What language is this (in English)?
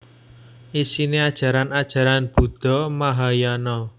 Javanese